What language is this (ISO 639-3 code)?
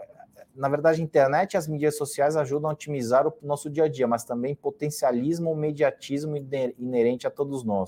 por